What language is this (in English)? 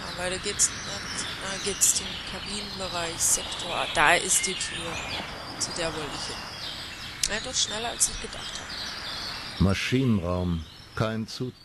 German